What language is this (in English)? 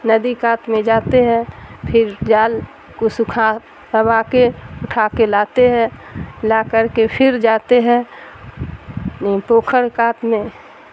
Urdu